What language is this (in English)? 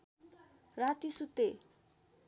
Nepali